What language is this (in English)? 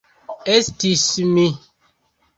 Esperanto